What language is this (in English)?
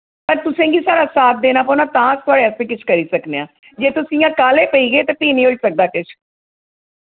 Dogri